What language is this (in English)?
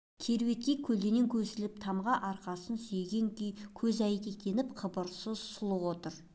Kazakh